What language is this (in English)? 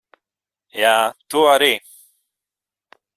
Latvian